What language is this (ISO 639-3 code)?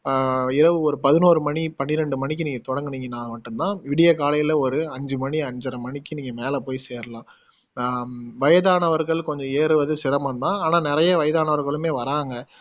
tam